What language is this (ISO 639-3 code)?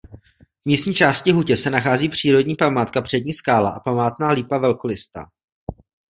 ces